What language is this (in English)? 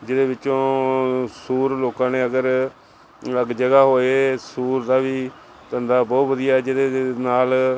Punjabi